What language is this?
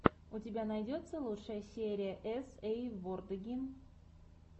Russian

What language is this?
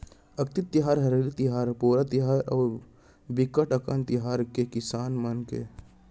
Chhattisgarhi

